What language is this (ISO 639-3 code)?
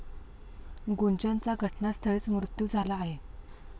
mar